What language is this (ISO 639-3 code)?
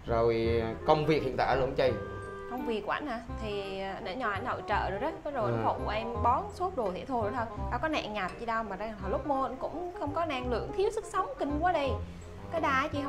vie